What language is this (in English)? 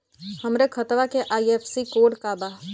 Bhojpuri